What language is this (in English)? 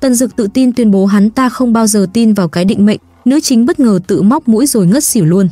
Vietnamese